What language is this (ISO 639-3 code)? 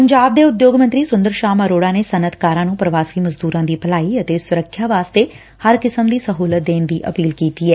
pan